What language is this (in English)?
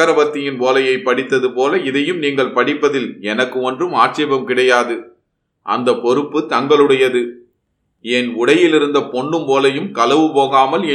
Tamil